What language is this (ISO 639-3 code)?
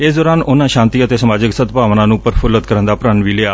pan